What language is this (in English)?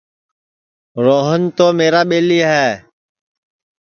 Sansi